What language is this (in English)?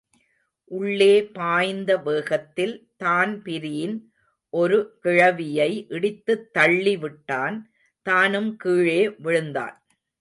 Tamil